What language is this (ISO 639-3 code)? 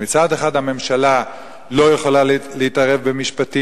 heb